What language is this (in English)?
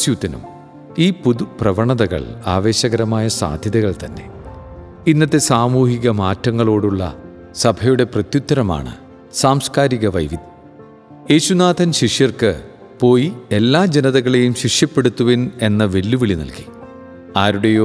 Malayalam